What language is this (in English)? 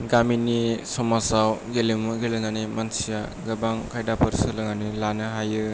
Bodo